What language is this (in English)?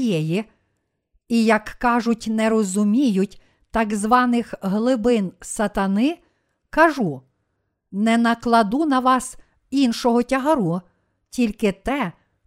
Ukrainian